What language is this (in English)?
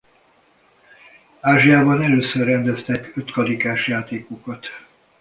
Hungarian